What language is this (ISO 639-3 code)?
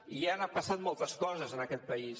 cat